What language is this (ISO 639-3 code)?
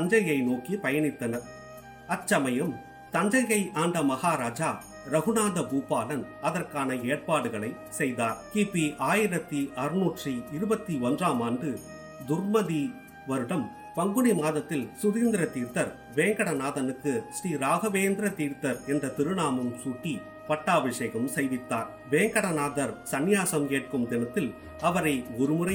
tam